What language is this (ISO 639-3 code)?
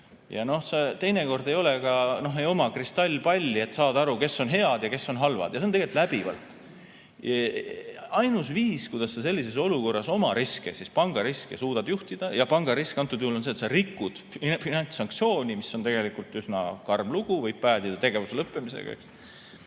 est